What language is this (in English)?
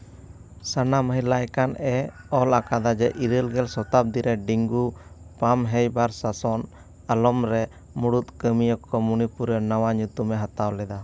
Santali